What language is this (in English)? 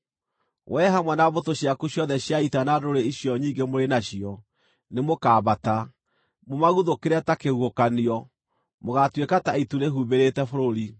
Kikuyu